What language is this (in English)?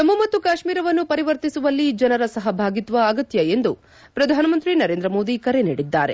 Kannada